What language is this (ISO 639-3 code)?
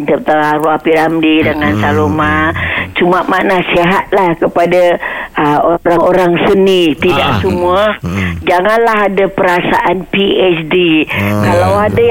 msa